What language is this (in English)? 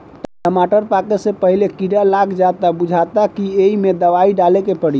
Bhojpuri